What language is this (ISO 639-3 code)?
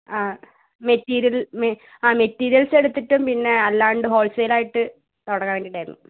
mal